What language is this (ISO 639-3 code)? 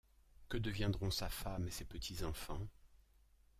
fra